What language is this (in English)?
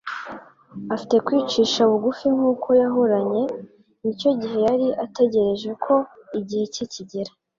Kinyarwanda